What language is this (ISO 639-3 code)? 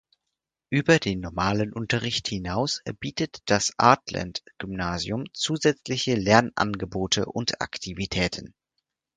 deu